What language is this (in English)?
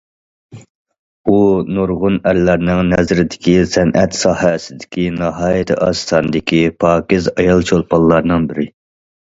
Uyghur